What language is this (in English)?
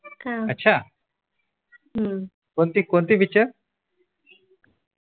Marathi